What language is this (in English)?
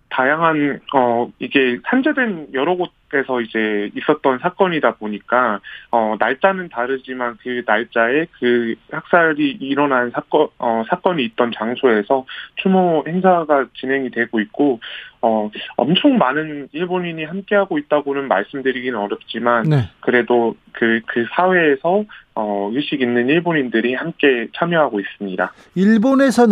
Korean